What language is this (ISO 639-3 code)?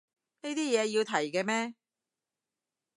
yue